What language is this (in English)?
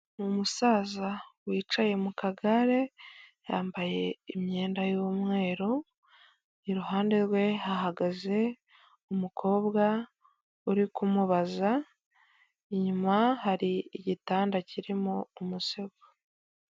Kinyarwanda